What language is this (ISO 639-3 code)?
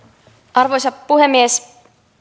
fin